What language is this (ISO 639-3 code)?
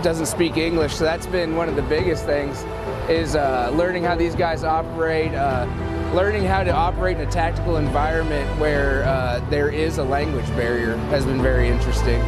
eng